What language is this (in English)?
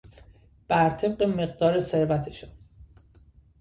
Persian